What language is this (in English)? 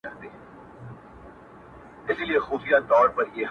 Pashto